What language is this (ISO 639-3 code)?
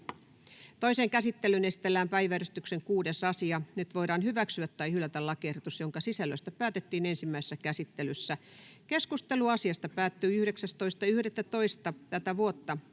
fin